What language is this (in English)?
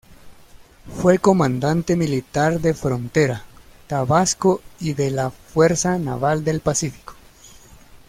Spanish